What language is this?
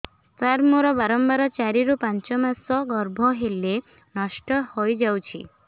Odia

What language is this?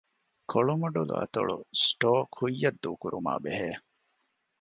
Divehi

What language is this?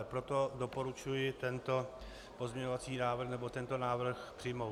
Czech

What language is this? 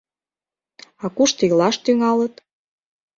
Mari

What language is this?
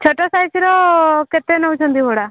Odia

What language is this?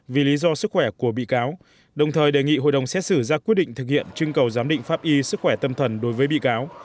Vietnamese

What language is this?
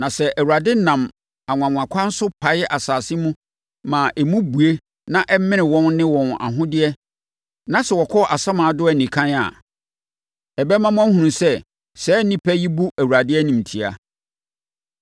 Akan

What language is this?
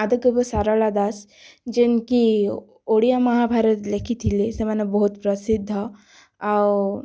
Odia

